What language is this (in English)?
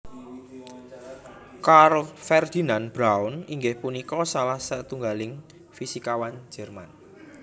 Javanese